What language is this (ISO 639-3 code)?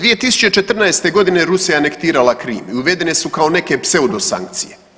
hrv